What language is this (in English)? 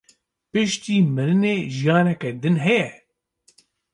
Kurdish